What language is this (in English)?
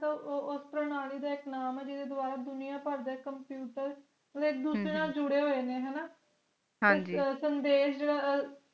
Punjabi